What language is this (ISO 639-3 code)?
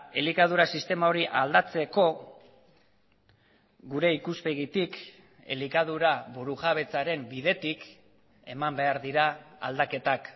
eus